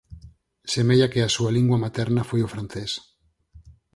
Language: Galician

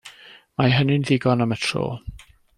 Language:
Welsh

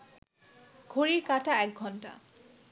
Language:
Bangla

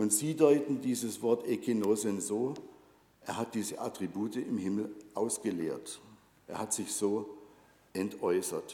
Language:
German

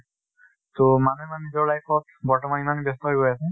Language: Assamese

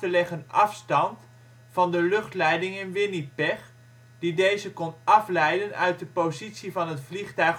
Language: Dutch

